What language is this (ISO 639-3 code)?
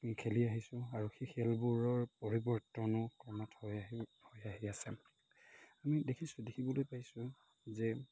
asm